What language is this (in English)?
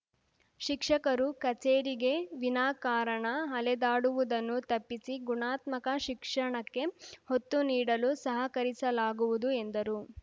Kannada